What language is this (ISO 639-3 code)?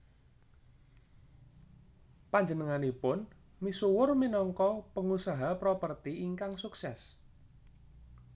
jav